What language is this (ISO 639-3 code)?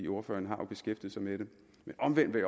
dan